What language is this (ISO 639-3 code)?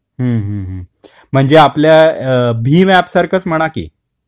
mar